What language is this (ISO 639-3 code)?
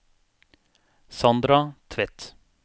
nor